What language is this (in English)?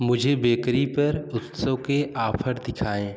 Hindi